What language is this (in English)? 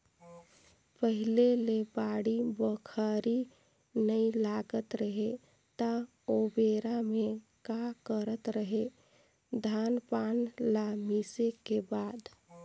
Chhattisgarhi